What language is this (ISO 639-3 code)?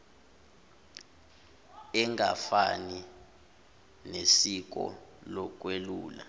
zul